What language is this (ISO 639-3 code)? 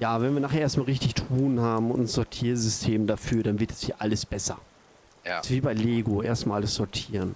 deu